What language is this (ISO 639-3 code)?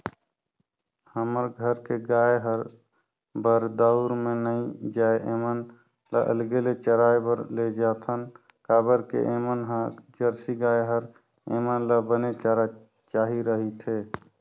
hne